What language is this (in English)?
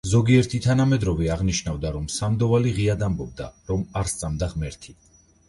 Georgian